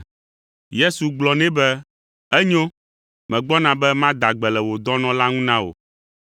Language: Ewe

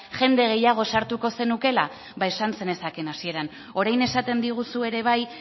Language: Basque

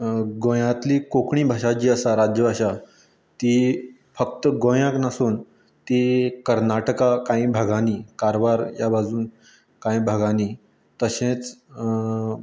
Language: Konkani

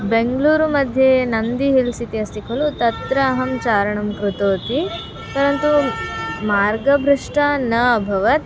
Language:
Sanskrit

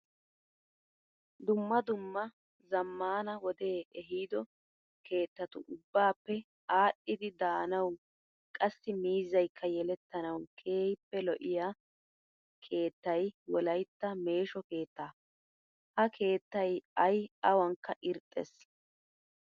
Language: Wolaytta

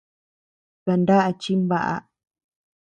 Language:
Tepeuxila Cuicatec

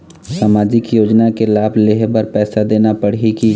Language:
Chhattisgarhi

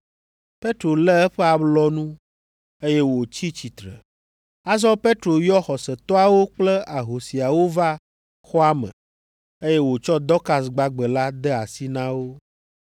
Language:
Ewe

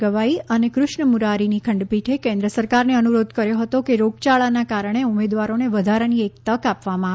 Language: Gujarati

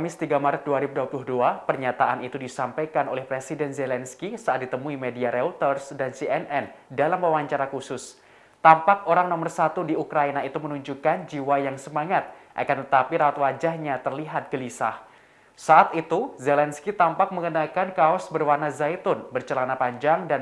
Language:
Indonesian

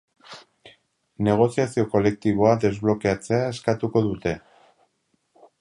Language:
Basque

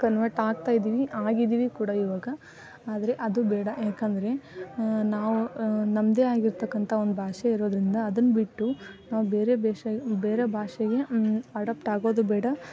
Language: Kannada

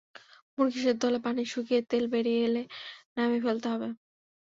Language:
Bangla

